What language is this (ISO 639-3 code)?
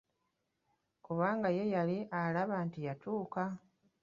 lug